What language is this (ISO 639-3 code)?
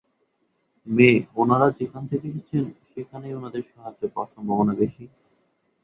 ben